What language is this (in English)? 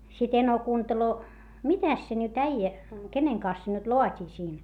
Finnish